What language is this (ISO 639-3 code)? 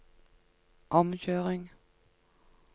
nor